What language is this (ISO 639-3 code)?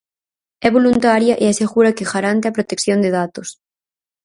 glg